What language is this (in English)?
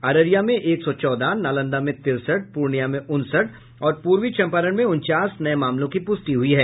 Hindi